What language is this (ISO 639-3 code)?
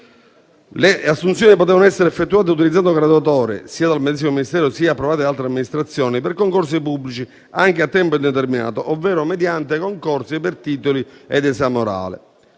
ita